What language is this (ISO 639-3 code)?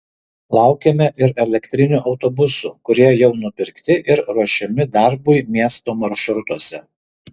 lit